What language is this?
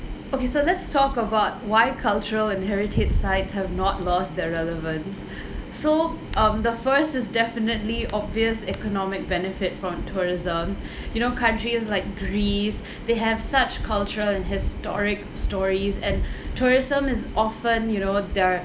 English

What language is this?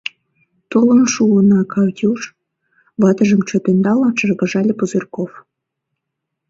Mari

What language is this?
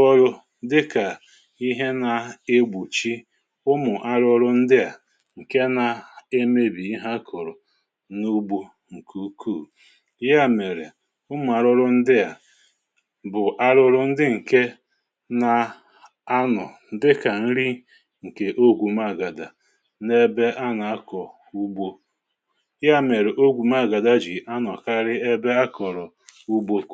Igbo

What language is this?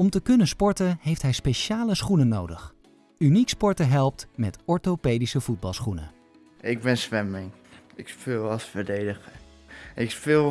Dutch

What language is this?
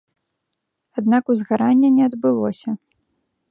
Belarusian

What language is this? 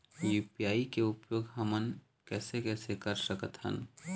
Chhattisgarhi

